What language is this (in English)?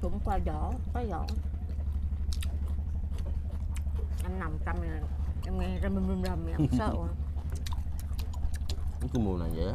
Vietnamese